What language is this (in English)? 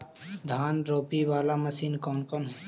Magahi